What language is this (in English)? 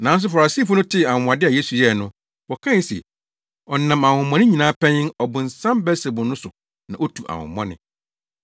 Akan